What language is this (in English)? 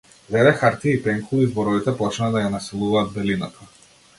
Macedonian